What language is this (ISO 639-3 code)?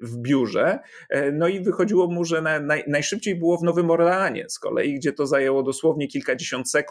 pol